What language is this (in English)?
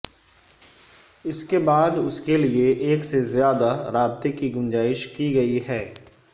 Urdu